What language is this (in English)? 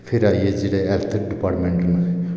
Dogri